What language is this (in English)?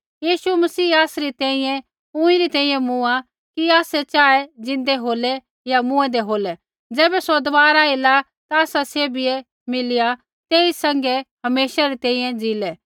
Kullu Pahari